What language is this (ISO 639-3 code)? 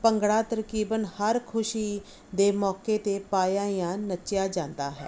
pan